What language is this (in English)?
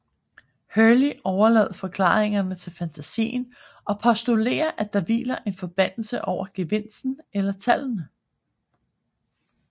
Danish